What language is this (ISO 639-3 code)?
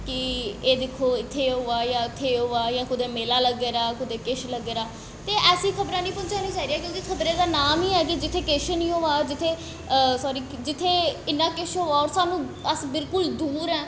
doi